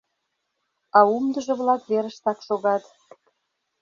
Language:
Mari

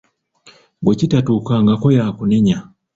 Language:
Ganda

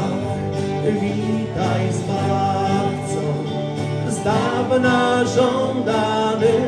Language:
Polish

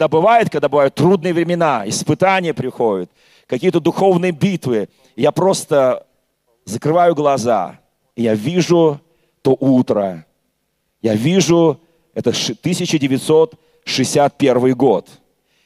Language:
Russian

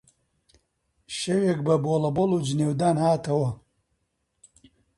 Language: Central Kurdish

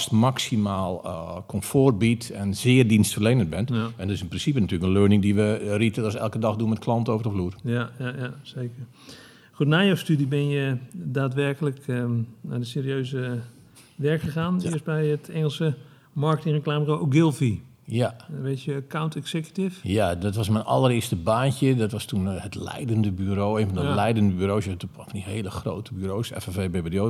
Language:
Dutch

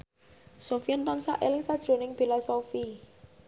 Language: Javanese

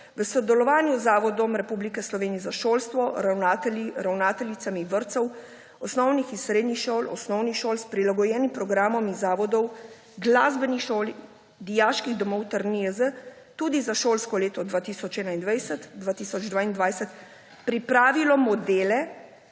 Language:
Slovenian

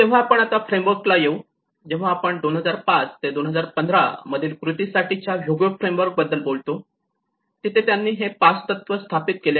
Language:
Marathi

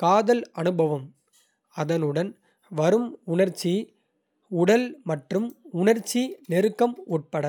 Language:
Kota (India)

